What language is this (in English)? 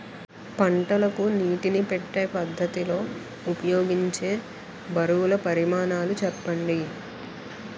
Telugu